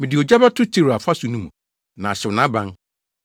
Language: Akan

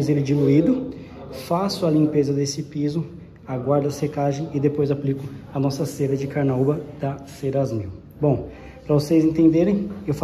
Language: Portuguese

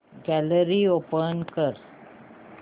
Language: Marathi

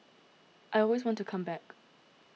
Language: English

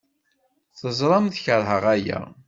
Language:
Kabyle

